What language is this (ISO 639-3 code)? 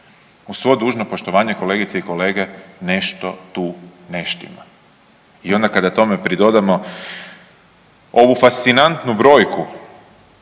hrv